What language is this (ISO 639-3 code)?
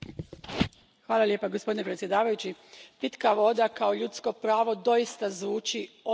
hrv